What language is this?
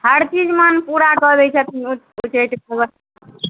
Maithili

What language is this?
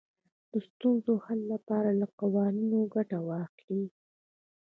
Pashto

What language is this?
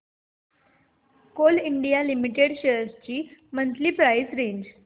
Marathi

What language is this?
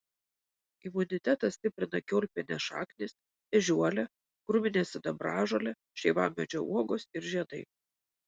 Lithuanian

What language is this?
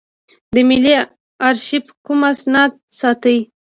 Pashto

